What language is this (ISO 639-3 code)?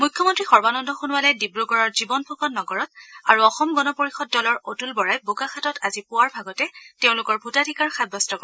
asm